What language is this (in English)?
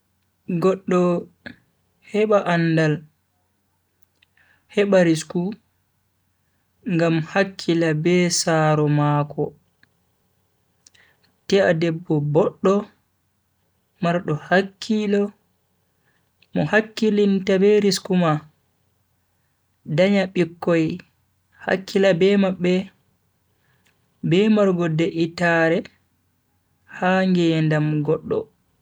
Bagirmi Fulfulde